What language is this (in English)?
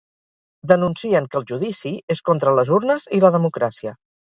Catalan